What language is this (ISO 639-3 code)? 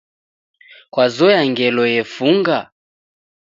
dav